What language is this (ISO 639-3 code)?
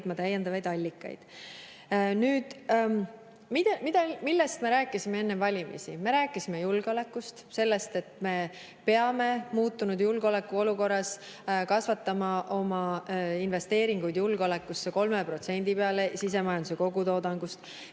est